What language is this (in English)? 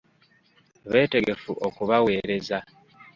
Ganda